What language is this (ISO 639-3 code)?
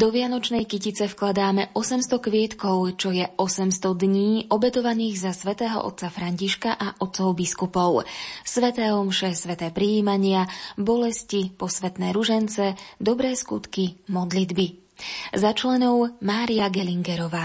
slk